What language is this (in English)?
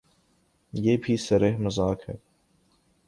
Urdu